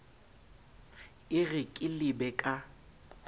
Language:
Southern Sotho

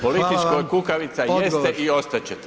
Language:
Croatian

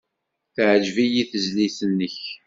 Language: Kabyle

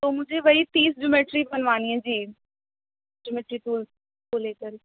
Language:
Urdu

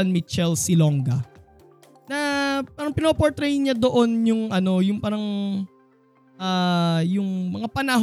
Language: Filipino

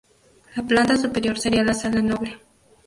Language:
Spanish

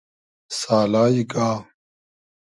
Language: Hazaragi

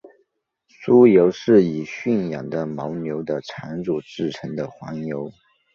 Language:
Chinese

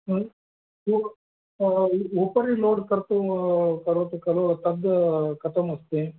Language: Sanskrit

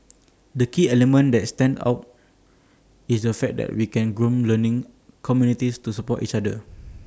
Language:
English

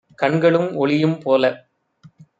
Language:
Tamil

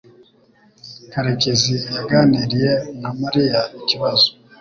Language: Kinyarwanda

